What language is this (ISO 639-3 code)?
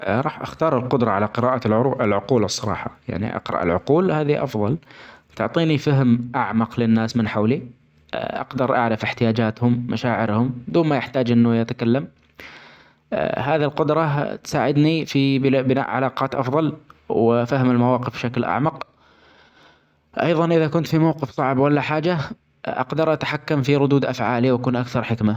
acx